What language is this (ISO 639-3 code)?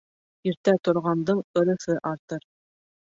bak